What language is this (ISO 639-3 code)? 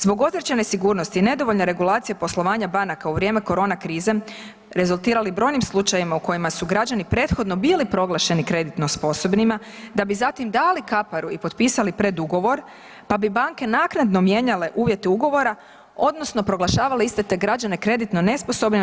hrv